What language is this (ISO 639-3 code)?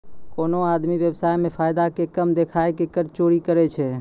mai